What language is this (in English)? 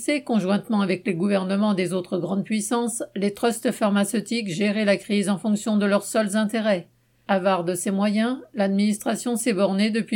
French